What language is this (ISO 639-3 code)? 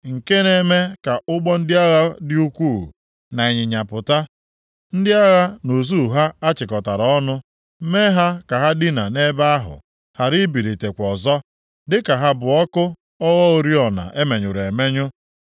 ibo